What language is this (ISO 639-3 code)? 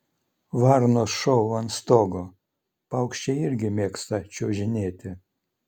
lit